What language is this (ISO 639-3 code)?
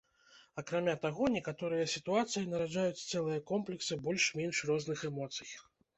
bel